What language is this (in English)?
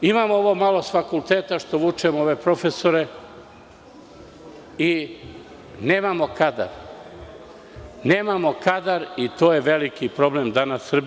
Serbian